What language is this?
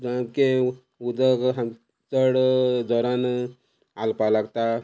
Konkani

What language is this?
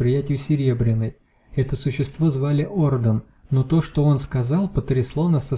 Russian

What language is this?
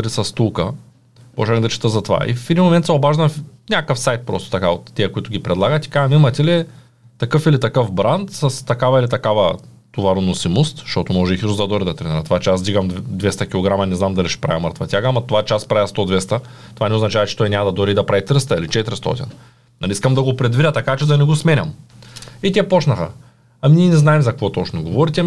Bulgarian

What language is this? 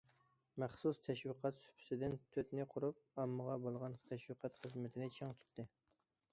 Uyghur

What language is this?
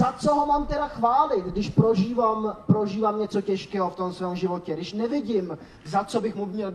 Czech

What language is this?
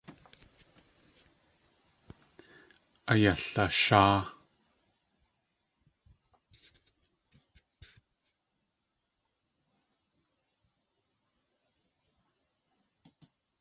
Tlingit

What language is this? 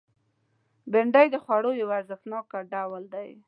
Pashto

